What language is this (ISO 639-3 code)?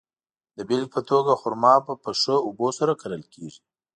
pus